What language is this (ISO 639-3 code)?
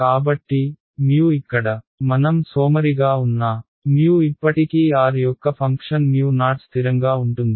tel